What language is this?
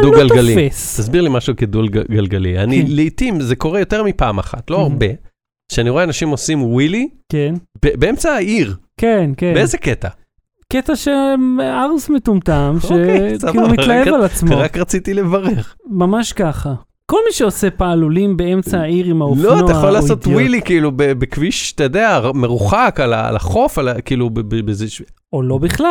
Hebrew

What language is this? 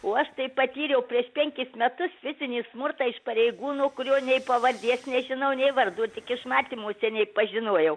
Lithuanian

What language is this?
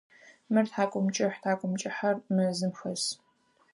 Adyghe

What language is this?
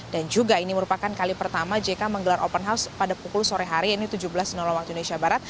Indonesian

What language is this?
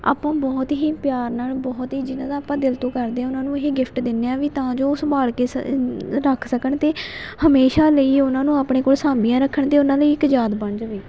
Punjabi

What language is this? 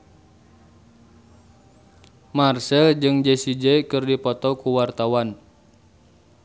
Sundanese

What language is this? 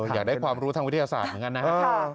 Thai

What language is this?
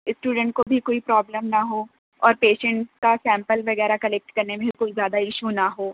Urdu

